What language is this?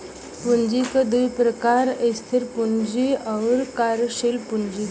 Bhojpuri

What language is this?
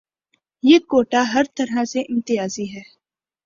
Urdu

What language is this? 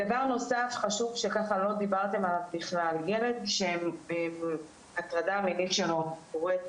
Hebrew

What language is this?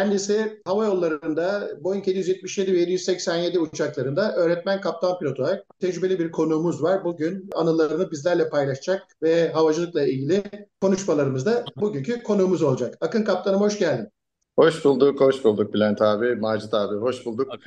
Turkish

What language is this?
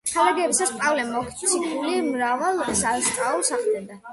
Georgian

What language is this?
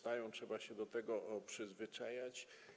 Polish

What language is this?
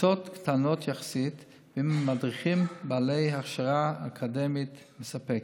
Hebrew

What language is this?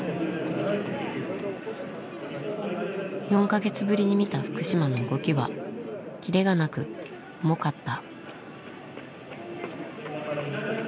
Japanese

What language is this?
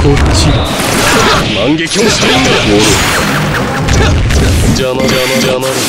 Japanese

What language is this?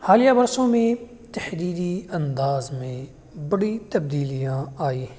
Urdu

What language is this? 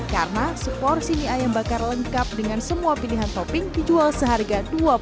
Indonesian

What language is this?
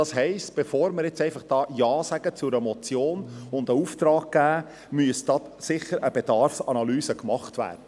Swiss German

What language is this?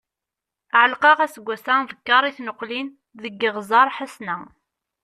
Kabyle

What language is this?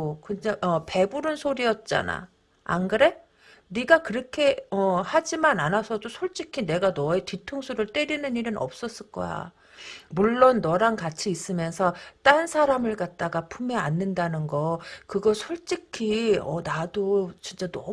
Korean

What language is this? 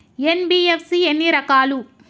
Telugu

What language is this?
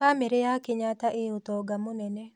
Kikuyu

